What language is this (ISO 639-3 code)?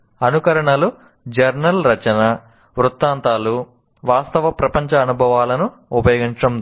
tel